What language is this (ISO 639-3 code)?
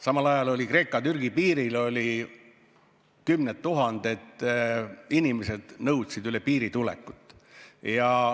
est